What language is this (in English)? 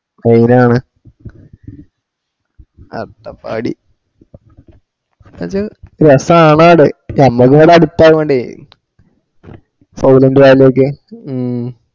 Malayalam